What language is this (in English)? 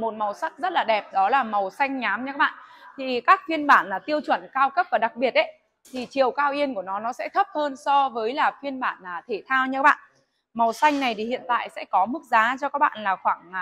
Vietnamese